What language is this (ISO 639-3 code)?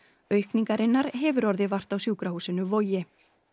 isl